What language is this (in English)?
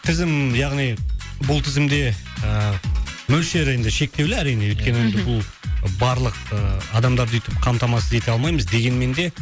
Kazakh